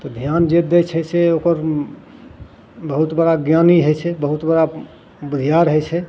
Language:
Maithili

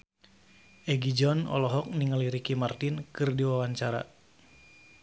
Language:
Sundanese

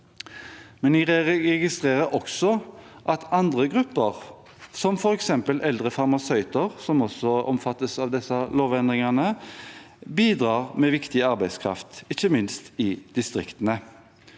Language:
Norwegian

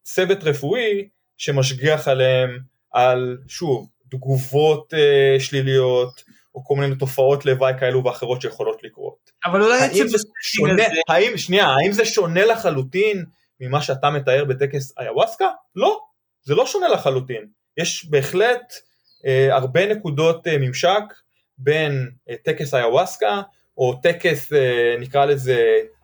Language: Hebrew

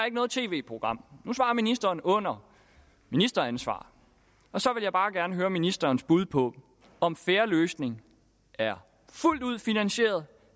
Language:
Danish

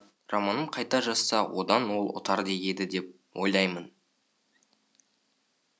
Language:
Kazakh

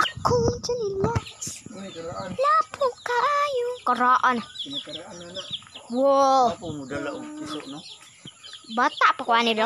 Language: Thai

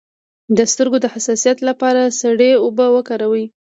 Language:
Pashto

